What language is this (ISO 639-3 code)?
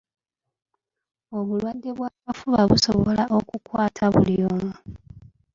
lug